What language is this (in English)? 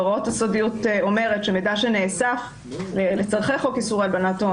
Hebrew